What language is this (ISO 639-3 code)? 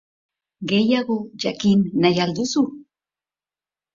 eus